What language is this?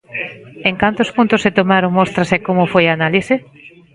Galician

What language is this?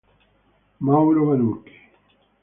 Italian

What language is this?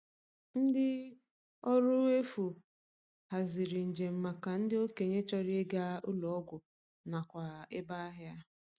Igbo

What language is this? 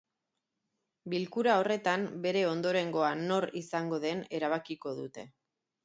Basque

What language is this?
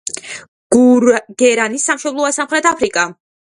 Georgian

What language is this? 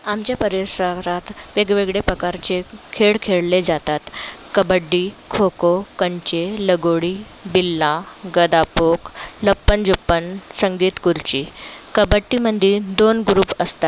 Marathi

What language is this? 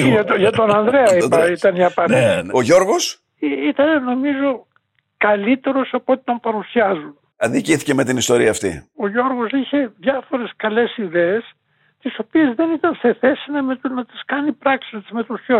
Greek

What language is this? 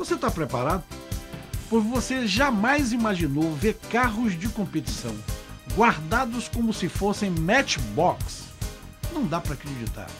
Portuguese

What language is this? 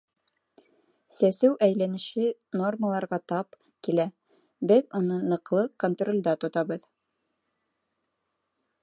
Bashkir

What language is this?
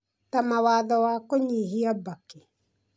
Kikuyu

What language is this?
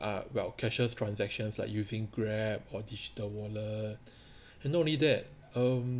English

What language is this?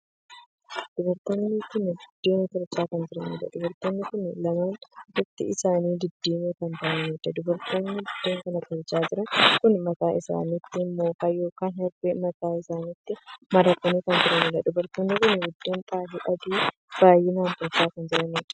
Oromo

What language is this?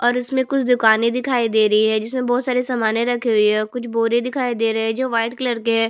Hindi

